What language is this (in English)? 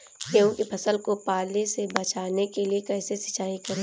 Hindi